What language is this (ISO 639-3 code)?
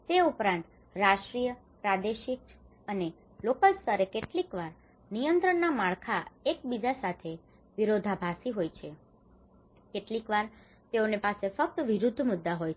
guj